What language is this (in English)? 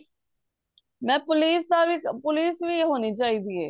Punjabi